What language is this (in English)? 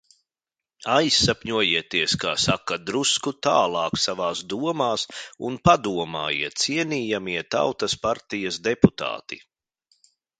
Latvian